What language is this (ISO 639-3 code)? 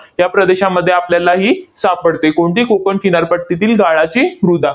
mar